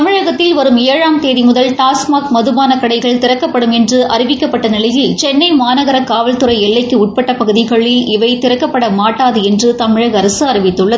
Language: Tamil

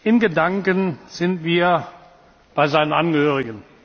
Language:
German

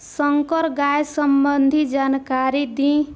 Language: Bhojpuri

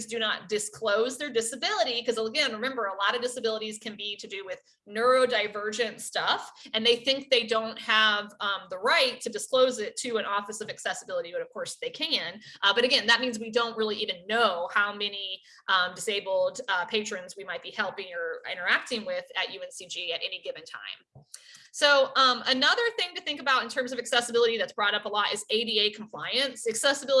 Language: English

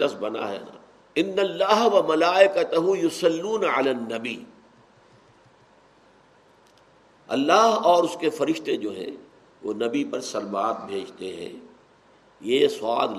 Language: Urdu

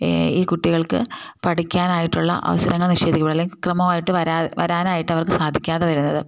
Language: Malayalam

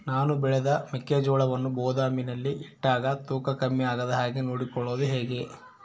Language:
Kannada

